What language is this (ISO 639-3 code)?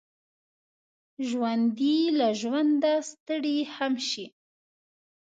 pus